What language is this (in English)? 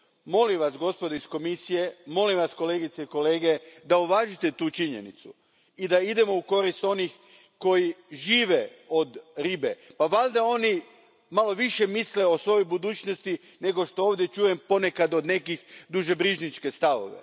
Croatian